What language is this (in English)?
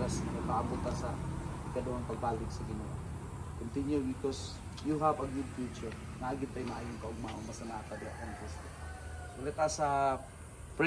Filipino